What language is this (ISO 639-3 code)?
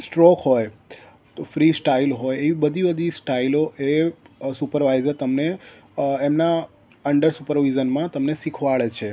guj